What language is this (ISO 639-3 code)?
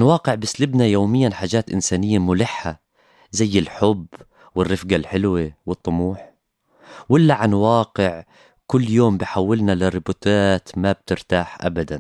ara